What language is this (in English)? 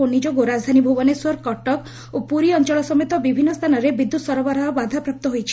Odia